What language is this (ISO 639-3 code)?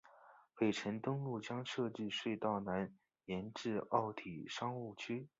zho